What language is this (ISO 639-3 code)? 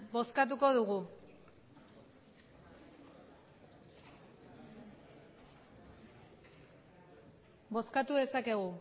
eus